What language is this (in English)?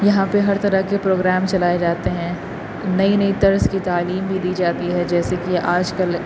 Urdu